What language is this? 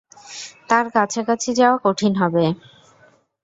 Bangla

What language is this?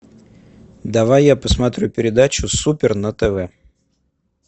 Russian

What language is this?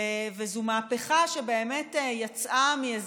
Hebrew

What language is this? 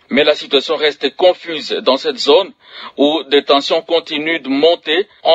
French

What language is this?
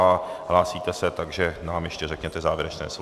Czech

